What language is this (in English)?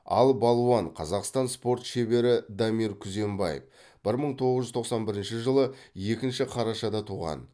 Kazakh